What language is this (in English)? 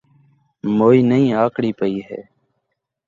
Saraiki